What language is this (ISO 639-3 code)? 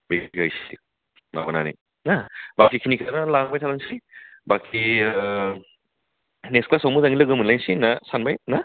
brx